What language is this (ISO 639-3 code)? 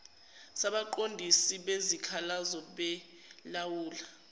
zul